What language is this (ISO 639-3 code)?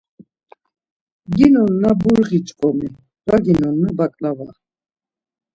lzz